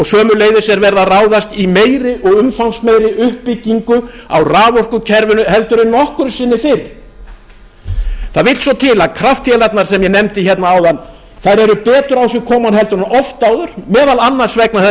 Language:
Icelandic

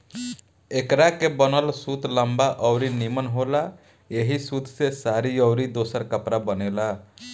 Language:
Bhojpuri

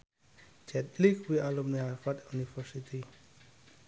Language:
Javanese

